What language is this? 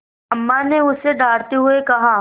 Hindi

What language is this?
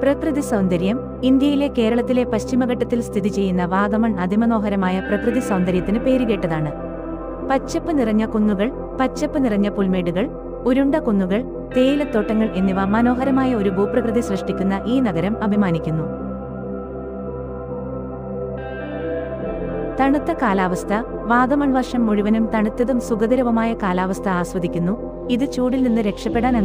Romanian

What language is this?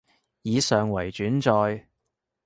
Cantonese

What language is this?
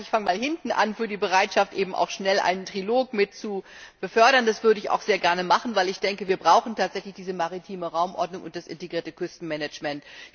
German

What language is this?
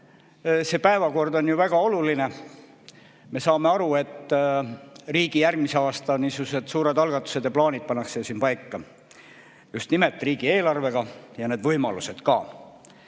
Estonian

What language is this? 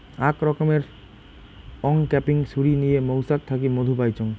Bangla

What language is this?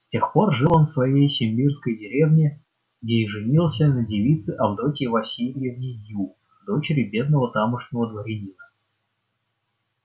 Russian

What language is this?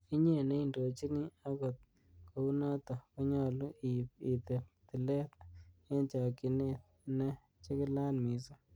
Kalenjin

